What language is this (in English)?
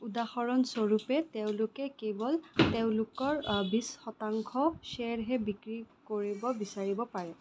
Assamese